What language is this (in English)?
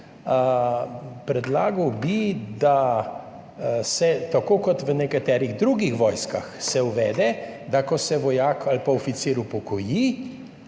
Slovenian